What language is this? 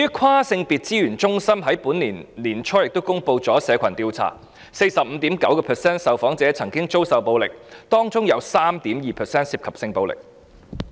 Cantonese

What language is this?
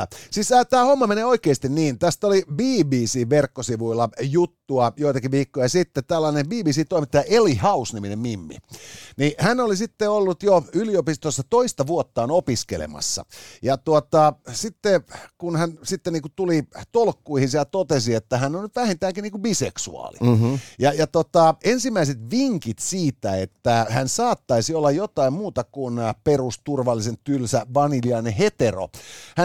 Finnish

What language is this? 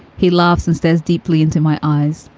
English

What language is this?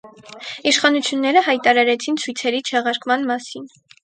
Armenian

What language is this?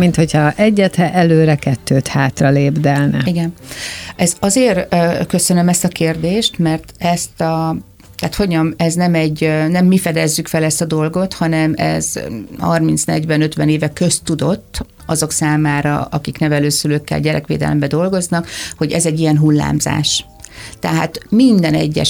Hungarian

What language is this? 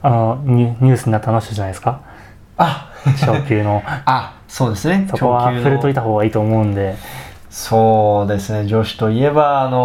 Japanese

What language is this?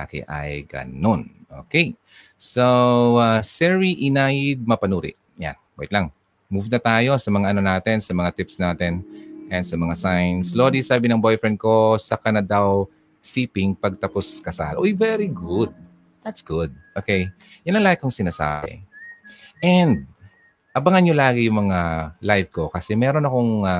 Filipino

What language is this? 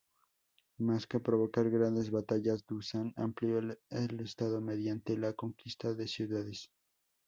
Spanish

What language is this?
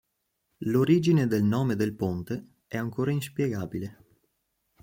Italian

